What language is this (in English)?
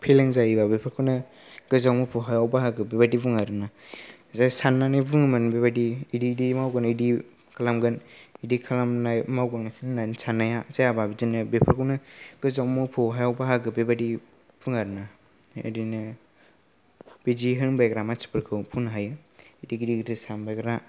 Bodo